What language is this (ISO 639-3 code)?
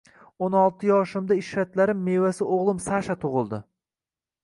uzb